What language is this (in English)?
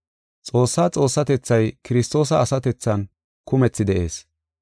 Gofa